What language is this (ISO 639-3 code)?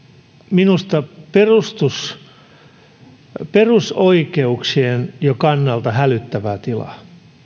fin